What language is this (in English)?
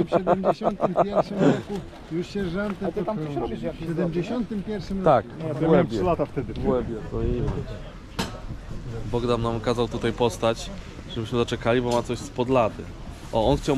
Polish